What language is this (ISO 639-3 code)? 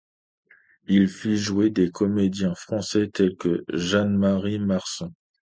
fra